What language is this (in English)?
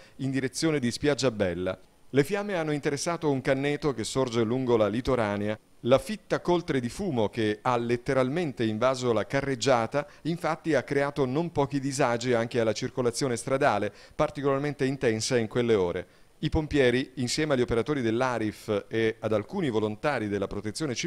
Italian